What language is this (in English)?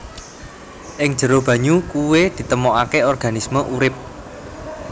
Javanese